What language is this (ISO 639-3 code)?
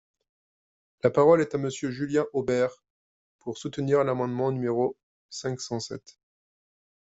fra